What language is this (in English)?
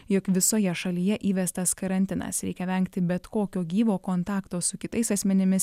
Lithuanian